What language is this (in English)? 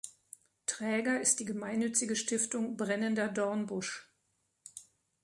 German